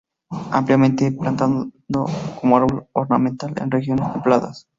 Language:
Spanish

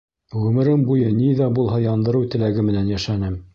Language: Bashkir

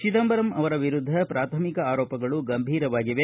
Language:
Kannada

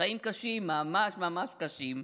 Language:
Hebrew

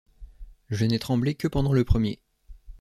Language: French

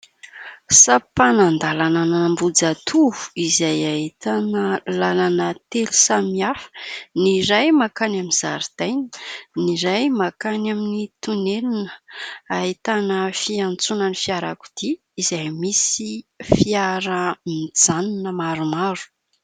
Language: Malagasy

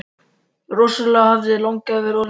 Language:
Icelandic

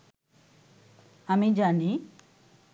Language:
Bangla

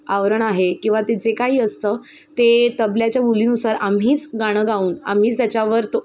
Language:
Marathi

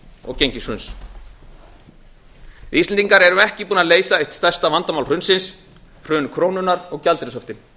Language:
Icelandic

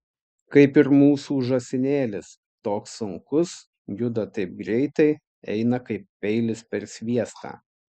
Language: Lithuanian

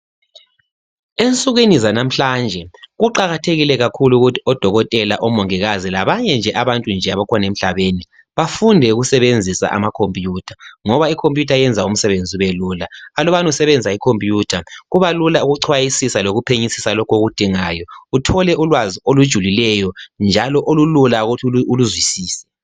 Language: North Ndebele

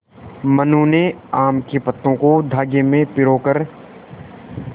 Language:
Hindi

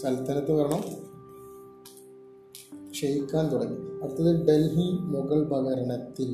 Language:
Malayalam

